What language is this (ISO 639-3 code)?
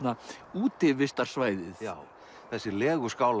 isl